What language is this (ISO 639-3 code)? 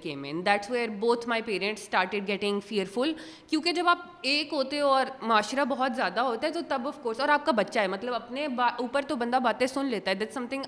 urd